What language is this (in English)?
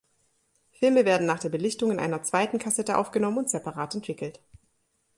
German